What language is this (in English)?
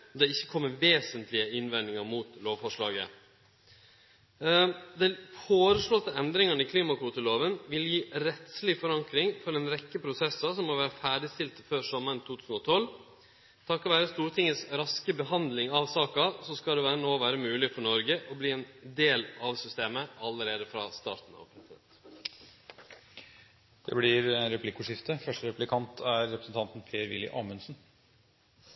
Norwegian